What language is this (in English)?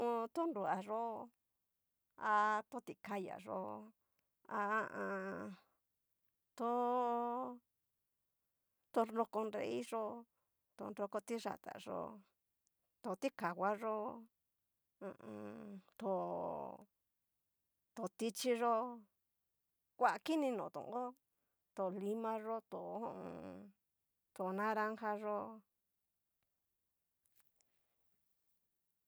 Cacaloxtepec Mixtec